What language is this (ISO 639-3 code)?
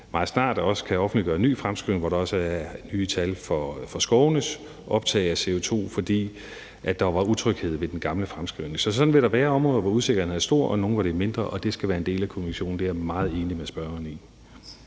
dan